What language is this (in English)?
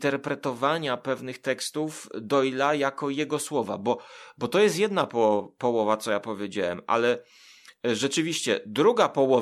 Polish